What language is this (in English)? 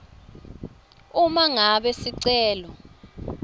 Swati